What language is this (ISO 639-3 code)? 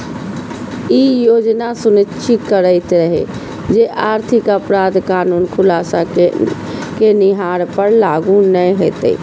mai